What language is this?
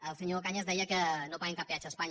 Catalan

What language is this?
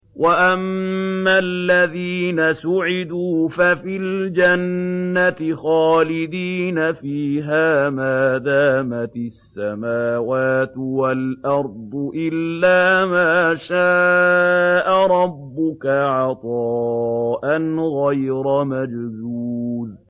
Arabic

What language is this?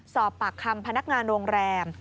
Thai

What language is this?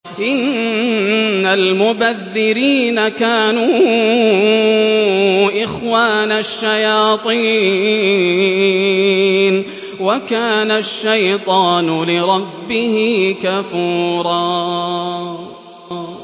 Arabic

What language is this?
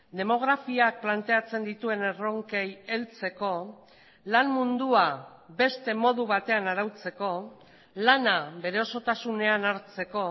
Basque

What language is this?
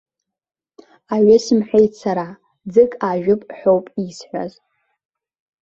Abkhazian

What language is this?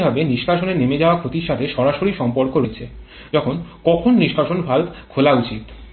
Bangla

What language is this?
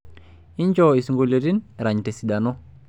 Masai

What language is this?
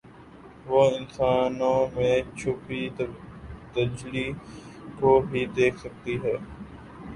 Urdu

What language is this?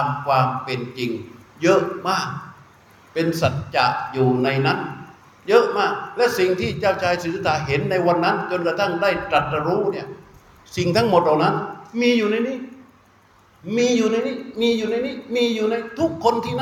Thai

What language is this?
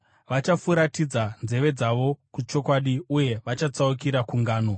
Shona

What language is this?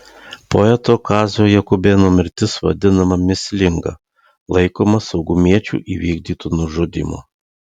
Lithuanian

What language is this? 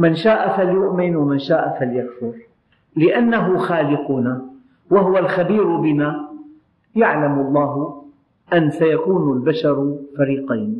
Arabic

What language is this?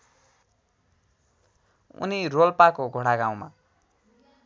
Nepali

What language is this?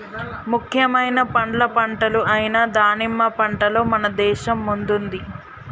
Telugu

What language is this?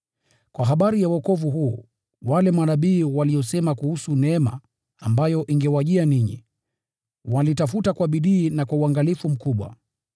Swahili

